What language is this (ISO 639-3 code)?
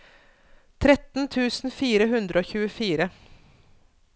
nor